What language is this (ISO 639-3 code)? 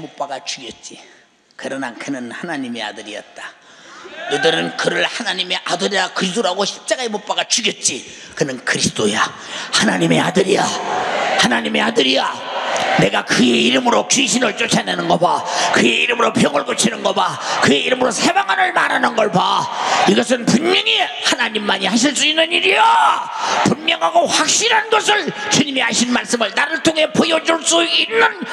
kor